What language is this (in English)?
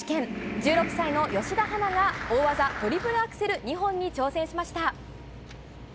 Japanese